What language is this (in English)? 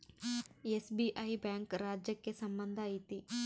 Kannada